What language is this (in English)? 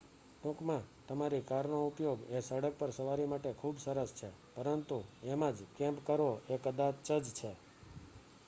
Gujarati